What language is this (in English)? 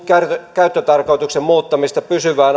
Finnish